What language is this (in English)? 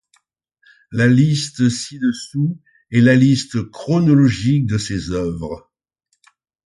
French